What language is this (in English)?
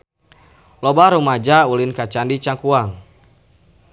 Sundanese